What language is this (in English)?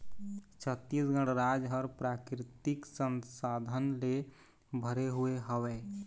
Chhattisgarhi